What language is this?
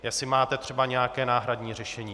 Czech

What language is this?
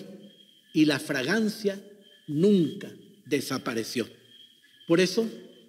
Spanish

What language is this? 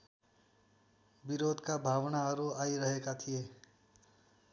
Nepali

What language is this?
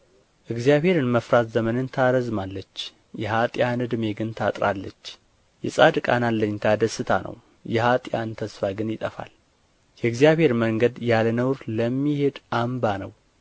Amharic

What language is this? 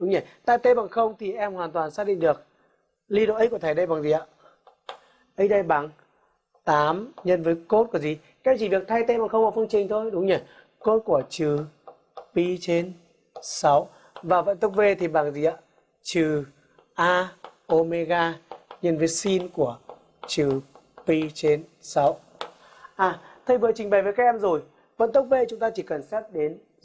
Vietnamese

